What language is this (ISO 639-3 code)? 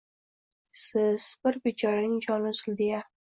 uzb